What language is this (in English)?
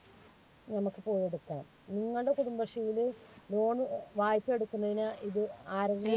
Malayalam